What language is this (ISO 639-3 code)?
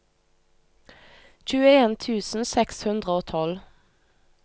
nor